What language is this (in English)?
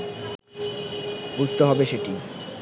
Bangla